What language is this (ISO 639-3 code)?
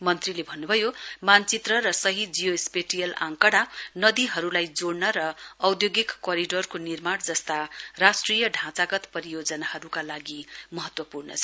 nep